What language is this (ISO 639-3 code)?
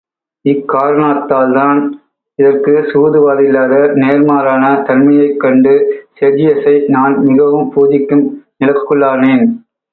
tam